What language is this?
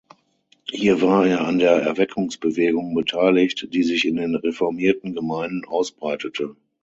German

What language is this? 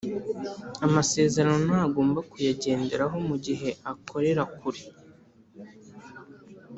Kinyarwanda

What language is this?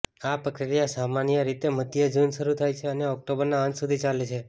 Gujarati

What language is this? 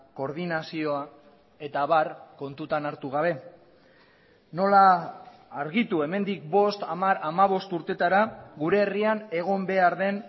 Basque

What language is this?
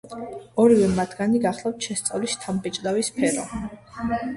Georgian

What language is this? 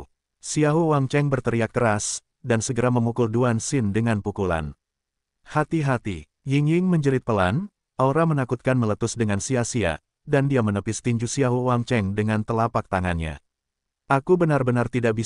Indonesian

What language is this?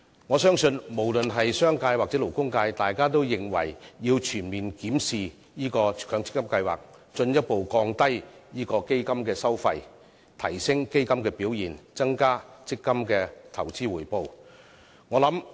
Cantonese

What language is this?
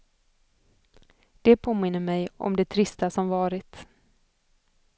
Swedish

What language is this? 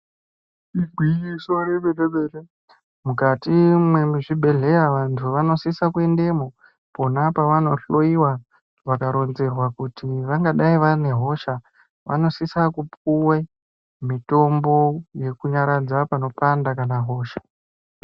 Ndau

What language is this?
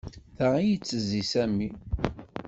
Kabyle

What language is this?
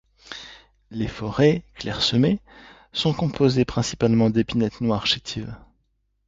French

